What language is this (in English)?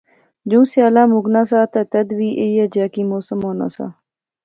Pahari-Potwari